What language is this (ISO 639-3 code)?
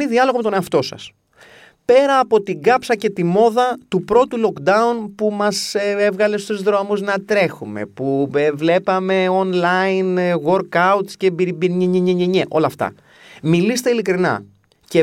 ell